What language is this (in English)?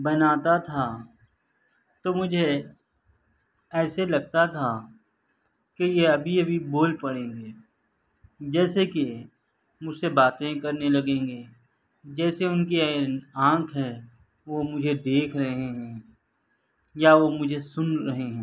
Urdu